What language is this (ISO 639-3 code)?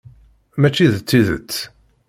kab